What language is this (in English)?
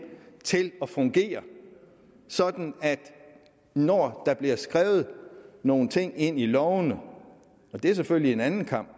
Danish